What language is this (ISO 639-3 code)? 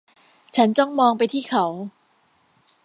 tha